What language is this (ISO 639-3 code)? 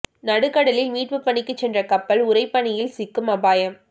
tam